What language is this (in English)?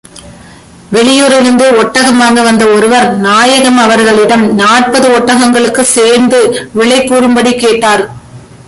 Tamil